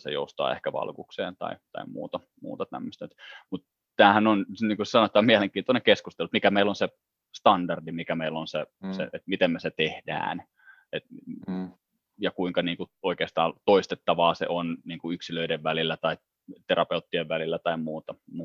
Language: Finnish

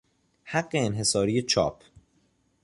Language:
Persian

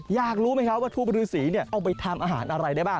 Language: Thai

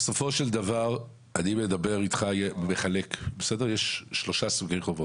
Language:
Hebrew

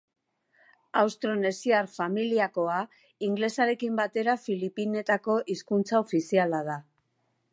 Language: Basque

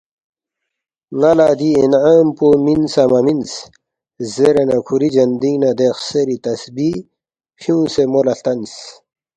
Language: Balti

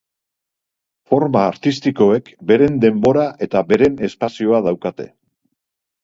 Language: Basque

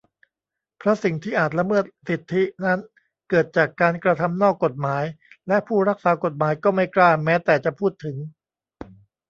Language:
Thai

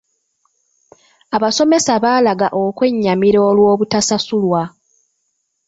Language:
Ganda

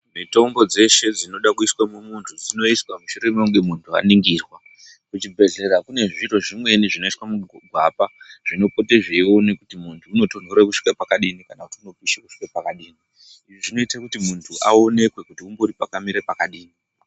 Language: Ndau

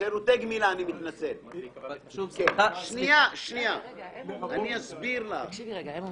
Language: Hebrew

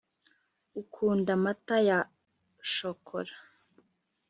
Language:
Kinyarwanda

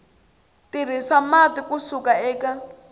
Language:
Tsonga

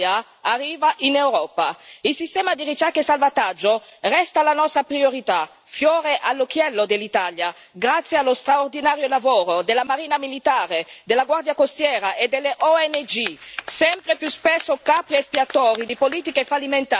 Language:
Italian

